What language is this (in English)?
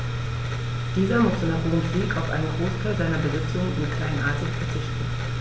German